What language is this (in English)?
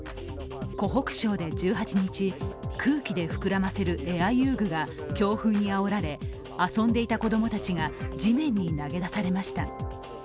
Japanese